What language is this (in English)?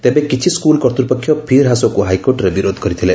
Odia